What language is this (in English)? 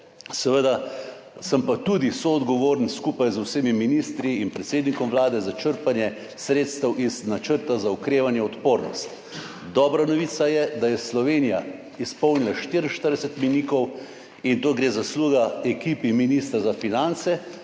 Slovenian